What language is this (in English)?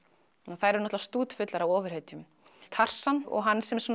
Icelandic